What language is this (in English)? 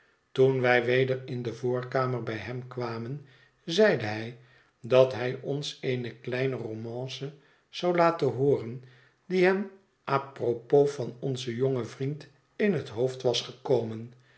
Dutch